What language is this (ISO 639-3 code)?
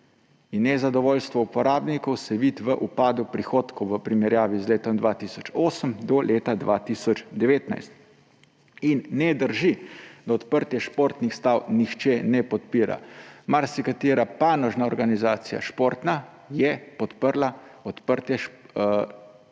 slv